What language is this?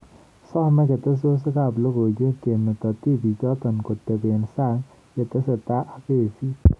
Kalenjin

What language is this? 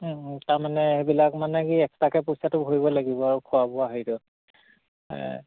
Assamese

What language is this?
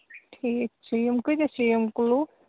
Kashmiri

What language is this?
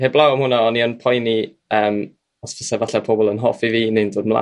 Welsh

